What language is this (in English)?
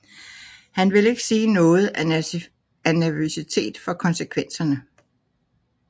Danish